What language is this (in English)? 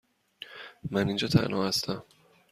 Persian